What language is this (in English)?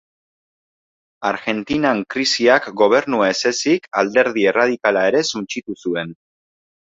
Basque